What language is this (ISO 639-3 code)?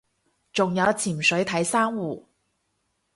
yue